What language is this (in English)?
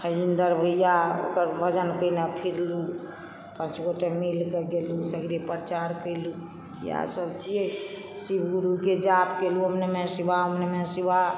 Maithili